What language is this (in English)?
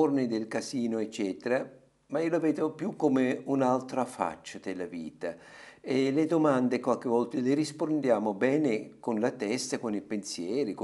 Italian